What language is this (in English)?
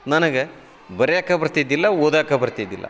Kannada